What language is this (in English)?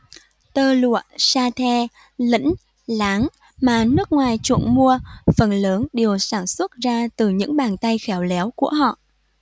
Vietnamese